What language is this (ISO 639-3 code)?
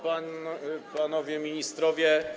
pol